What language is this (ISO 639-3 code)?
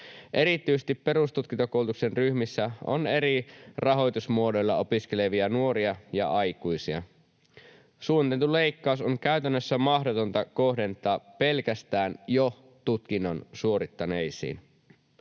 fin